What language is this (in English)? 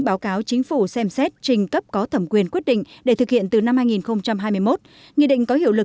Vietnamese